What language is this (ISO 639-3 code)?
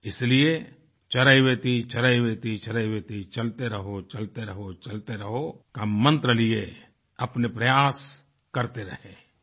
hin